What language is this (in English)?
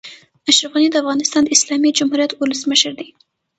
Pashto